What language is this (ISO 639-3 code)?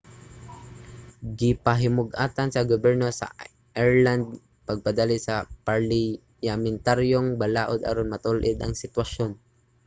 ceb